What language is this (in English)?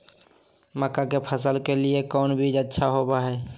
Magahi